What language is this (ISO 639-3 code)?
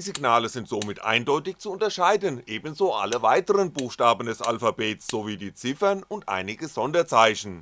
deu